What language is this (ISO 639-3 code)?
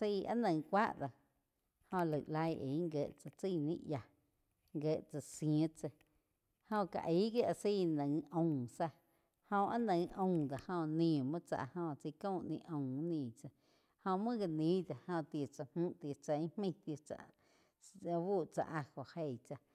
chq